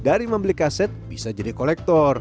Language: Indonesian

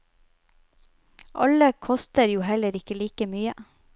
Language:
Norwegian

